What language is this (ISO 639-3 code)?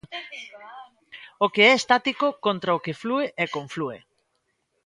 glg